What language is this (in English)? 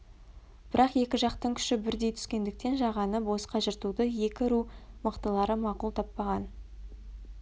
Kazakh